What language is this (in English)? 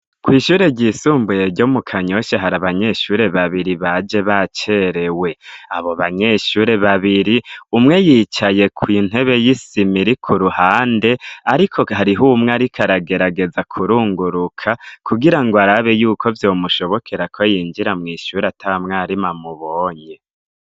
Rundi